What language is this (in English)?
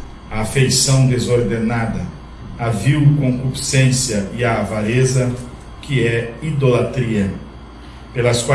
Portuguese